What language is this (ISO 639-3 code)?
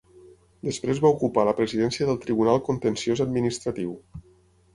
cat